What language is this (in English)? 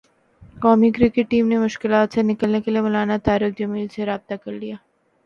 Urdu